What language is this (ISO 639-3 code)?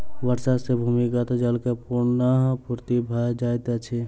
mai